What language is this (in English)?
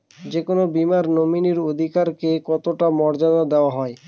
Bangla